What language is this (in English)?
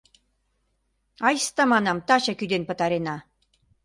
Mari